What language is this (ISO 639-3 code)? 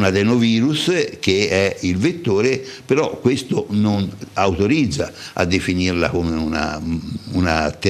ita